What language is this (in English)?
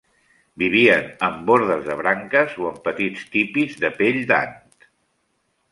Catalan